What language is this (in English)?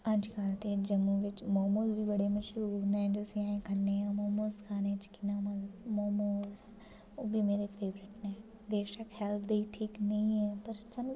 Dogri